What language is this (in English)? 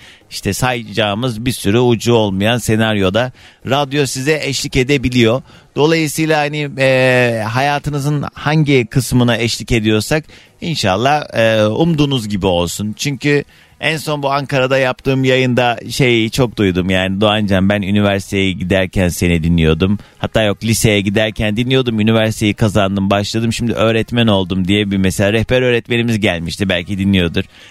Turkish